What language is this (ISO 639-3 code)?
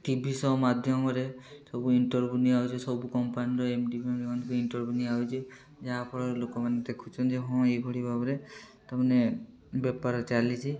ori